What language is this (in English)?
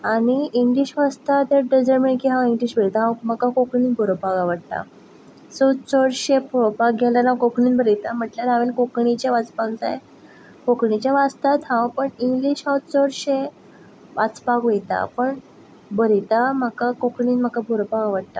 Konkani